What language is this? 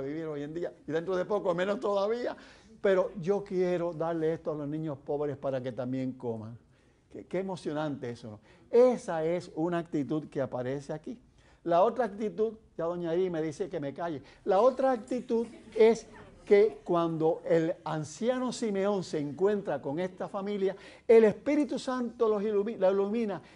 Spanish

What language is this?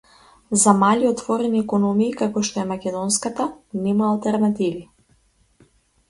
Macedonian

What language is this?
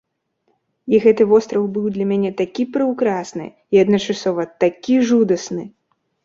Belarusian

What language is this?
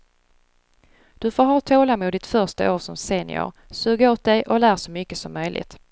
Swedish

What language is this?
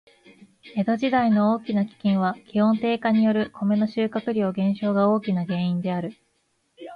Japanese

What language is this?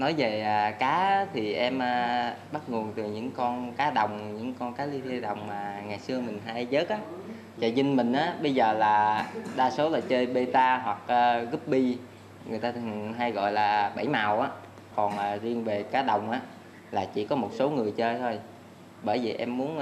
Vietnamese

